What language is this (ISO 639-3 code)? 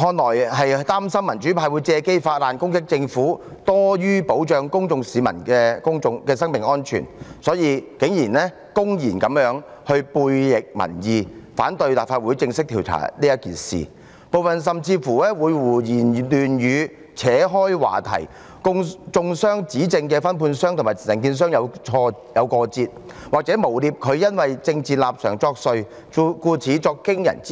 yue